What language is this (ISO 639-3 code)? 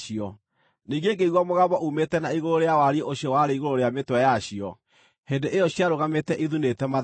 kik